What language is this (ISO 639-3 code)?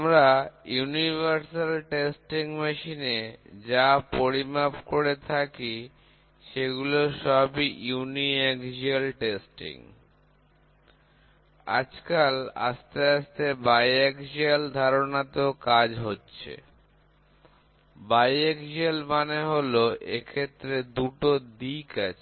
ben